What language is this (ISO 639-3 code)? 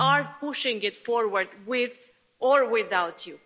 eng